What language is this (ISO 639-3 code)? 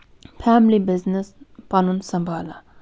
kas